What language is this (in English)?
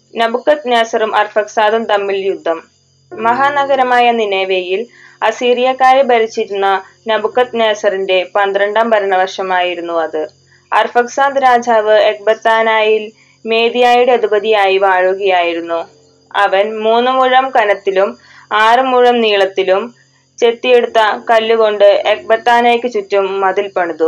Malayalam